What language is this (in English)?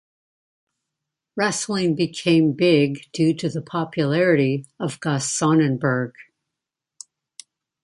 English